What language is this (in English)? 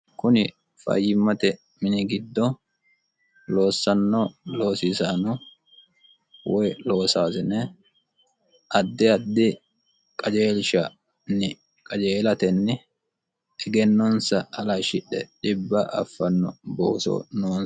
Sidamo